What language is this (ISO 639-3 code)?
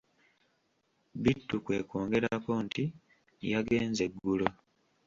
lug